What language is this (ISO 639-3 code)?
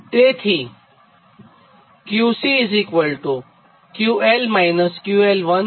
guj